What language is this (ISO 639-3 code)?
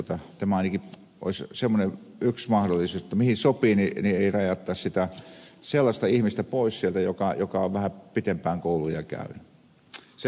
fin